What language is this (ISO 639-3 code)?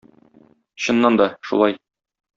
tat